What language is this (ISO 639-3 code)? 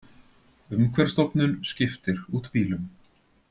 isl